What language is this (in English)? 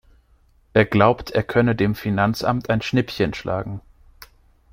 German